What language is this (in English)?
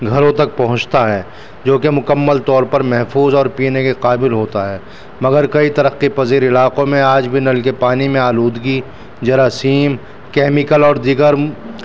Urdu